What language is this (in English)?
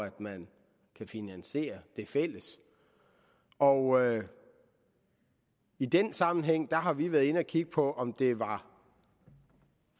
Danish